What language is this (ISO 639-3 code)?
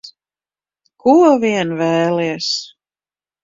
lav